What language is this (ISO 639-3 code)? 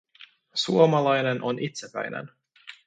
fin